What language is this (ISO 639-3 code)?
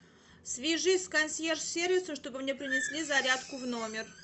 rus